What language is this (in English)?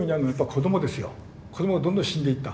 Japanese